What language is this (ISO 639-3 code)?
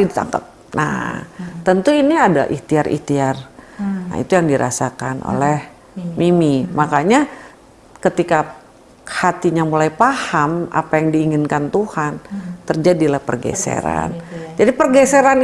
ind